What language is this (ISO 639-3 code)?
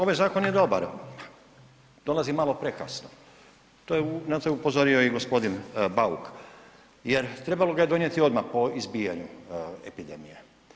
hrv